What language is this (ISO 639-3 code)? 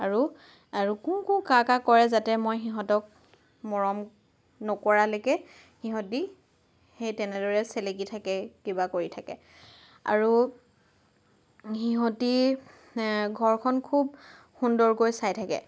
asm